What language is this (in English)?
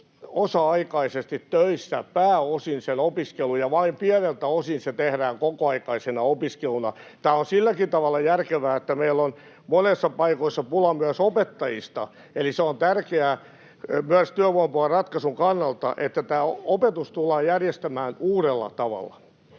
Finnish